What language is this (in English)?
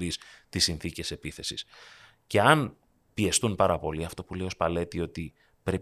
Greek